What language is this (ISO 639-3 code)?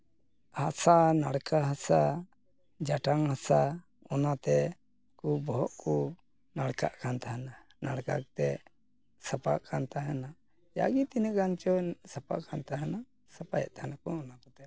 sat